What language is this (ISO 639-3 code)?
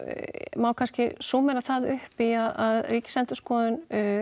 isl